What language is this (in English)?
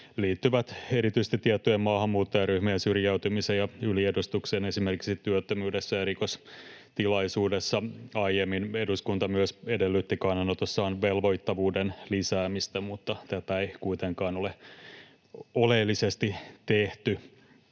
Finnish